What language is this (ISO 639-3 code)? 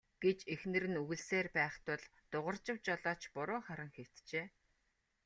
mon